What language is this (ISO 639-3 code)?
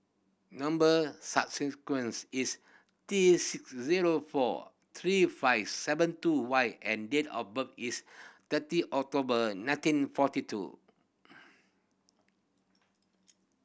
eng